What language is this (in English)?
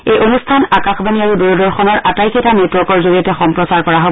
Assamese